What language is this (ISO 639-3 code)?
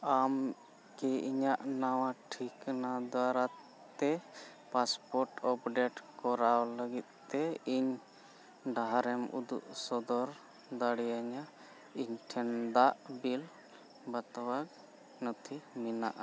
sat